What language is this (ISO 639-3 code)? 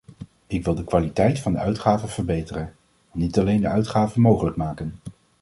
nld